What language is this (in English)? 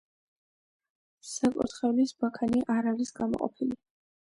Georgian